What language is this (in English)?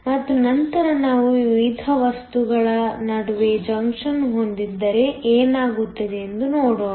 Kannada